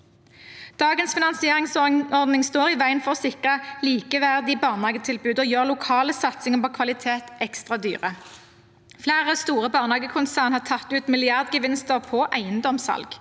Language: Norwegian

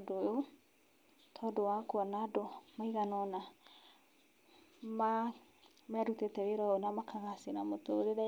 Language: Kikuyu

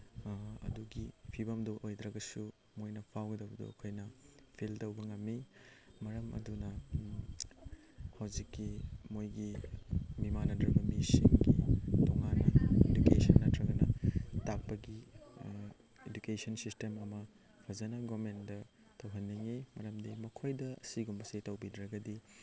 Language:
Manipuri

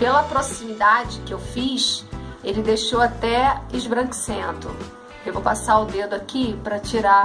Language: Portuguese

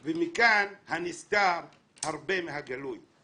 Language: Hebrew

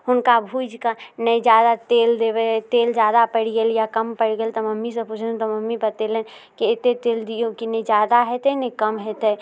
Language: Maithili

